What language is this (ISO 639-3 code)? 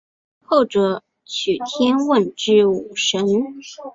zho